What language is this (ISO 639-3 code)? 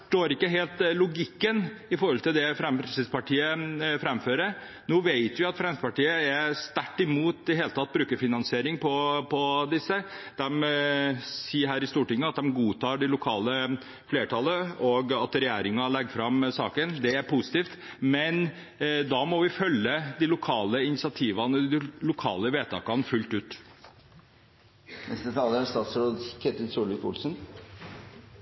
nob